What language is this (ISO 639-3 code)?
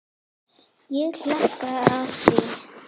isl